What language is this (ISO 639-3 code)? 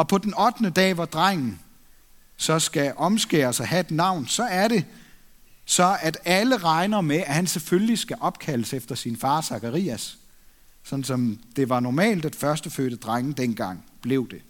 dan